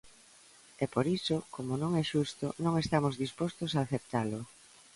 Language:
Galician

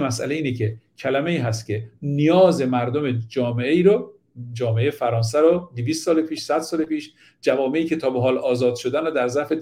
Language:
Persian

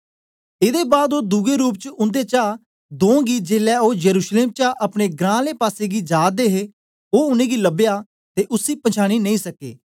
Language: Dogri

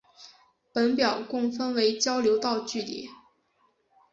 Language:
Chinese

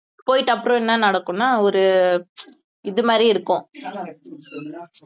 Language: Tamil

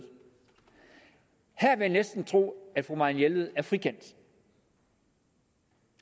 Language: Danish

